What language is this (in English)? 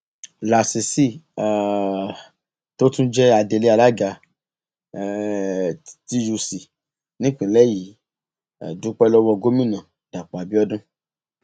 Yoruba